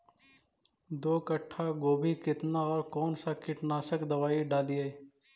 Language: Magahi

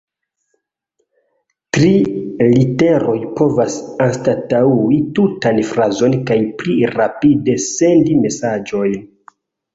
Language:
Esperanto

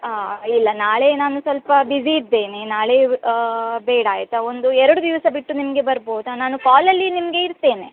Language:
Kannada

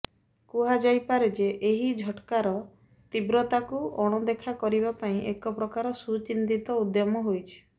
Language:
Odia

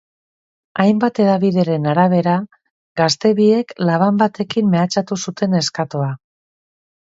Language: Basque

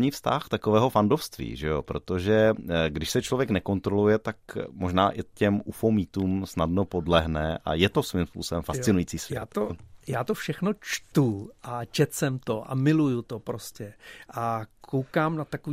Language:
Czech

